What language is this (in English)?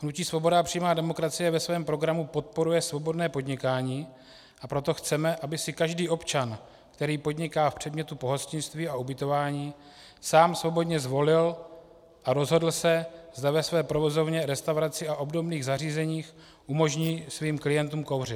Czech